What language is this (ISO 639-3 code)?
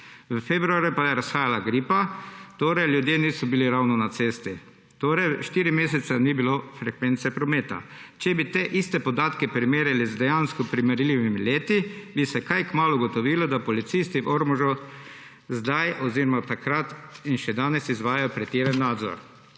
slv